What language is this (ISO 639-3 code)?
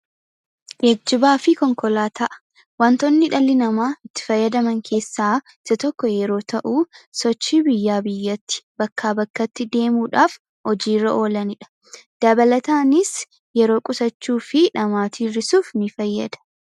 orm